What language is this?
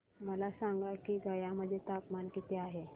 Marathi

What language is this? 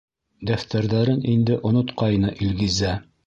Bashkir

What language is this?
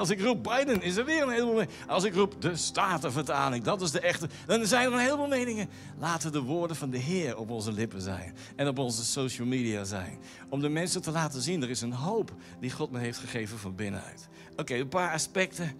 Dutch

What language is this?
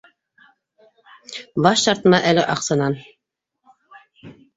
Bashkir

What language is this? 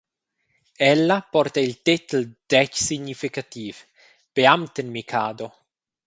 Romansh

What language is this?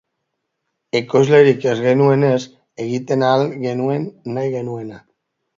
Basque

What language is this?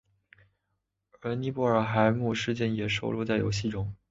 Chinese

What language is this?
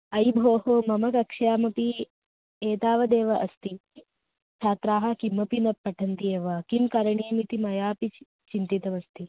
Sanskrit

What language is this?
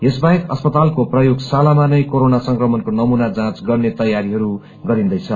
Nepali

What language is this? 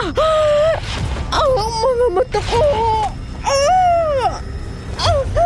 Filipino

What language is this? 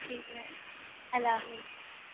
Urdu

